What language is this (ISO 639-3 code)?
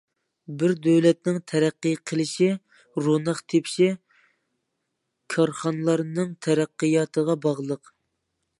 uig